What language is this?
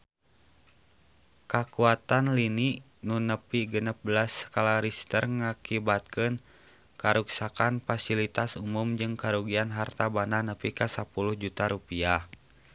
Sundanese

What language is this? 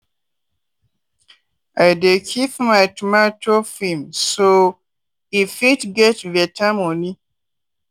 Nigerian Pidgin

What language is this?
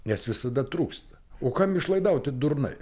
Lithuanian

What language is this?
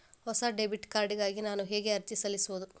Kannada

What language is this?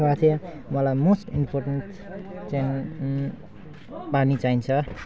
Nepali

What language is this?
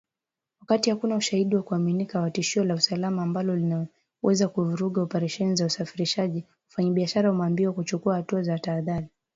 Swahili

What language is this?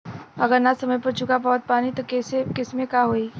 Bhojpuri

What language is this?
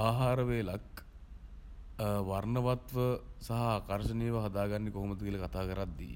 Sinhala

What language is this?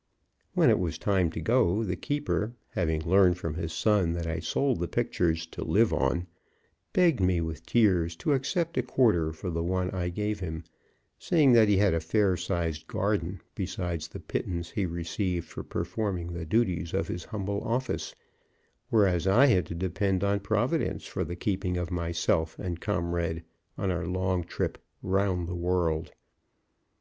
English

